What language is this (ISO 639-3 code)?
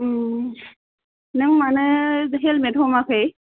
brx